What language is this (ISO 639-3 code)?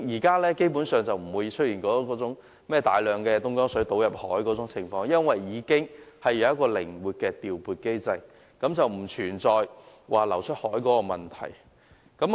yue